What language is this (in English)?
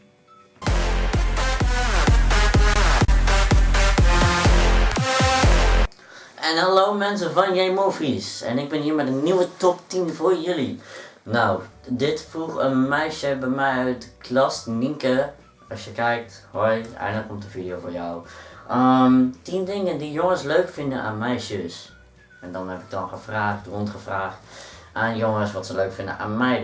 Dutch